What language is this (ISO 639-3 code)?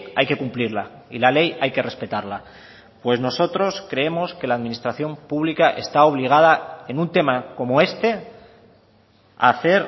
spa